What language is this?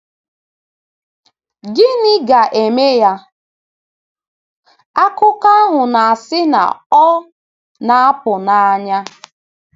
Igbo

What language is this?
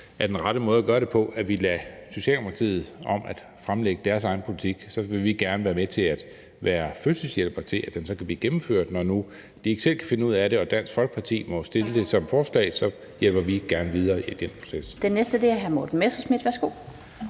Danish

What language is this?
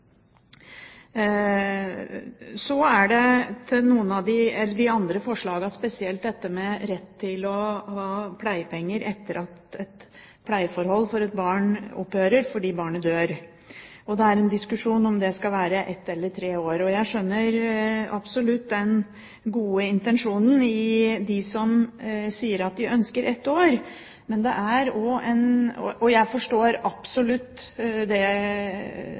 Norwegian Bokmål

